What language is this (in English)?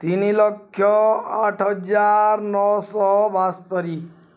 Odia